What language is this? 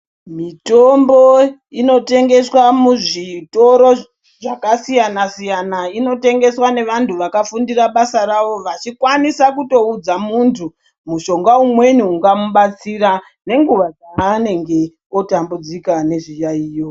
Ndau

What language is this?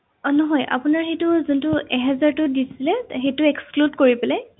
Assamese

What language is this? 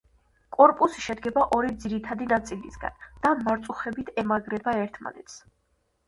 Georgian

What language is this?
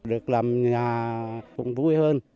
Vietnamese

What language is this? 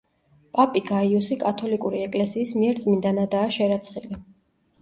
Georgian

